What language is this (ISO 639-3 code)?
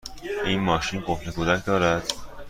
fas